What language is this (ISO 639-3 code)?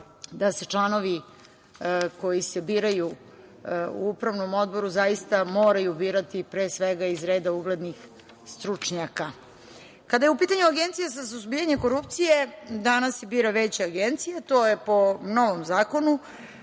srp